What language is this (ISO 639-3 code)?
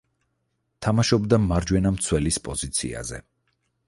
kat